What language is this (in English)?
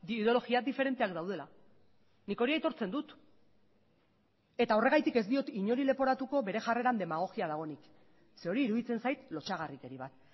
Basque